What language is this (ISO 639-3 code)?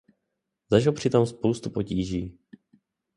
ces